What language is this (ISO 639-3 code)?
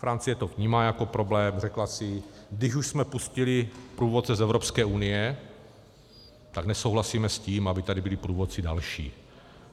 ces